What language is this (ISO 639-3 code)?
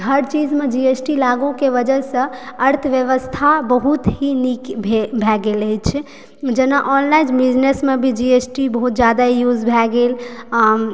mai